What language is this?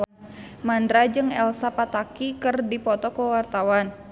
Sundanese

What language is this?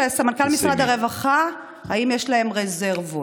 Hebrew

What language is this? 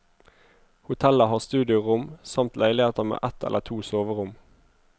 Norwegian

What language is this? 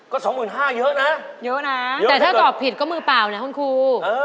Thai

